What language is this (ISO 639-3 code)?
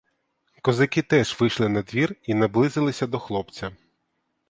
ukr